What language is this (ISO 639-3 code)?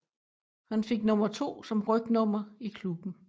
dan